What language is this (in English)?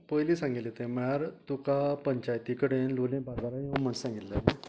Konkani